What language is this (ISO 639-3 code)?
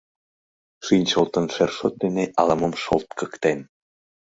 chm